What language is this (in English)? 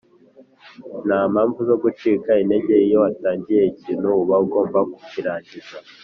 Kinyarwanda